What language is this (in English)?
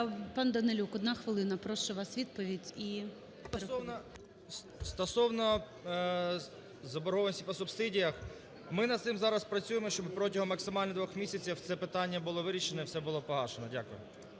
Ukrainian